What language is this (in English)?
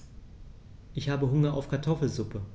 German